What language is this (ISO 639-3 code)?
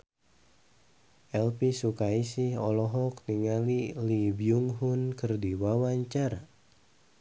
sun